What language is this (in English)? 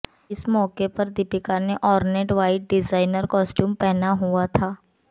Hindi